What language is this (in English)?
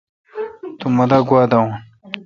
Kalkoti